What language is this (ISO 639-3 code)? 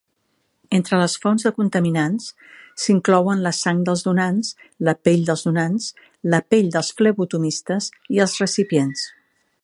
cat